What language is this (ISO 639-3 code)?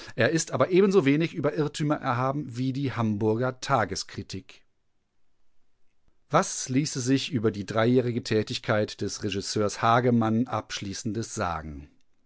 deu